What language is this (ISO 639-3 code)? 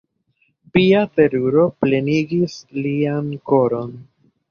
epo